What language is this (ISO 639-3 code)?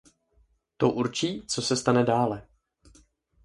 ces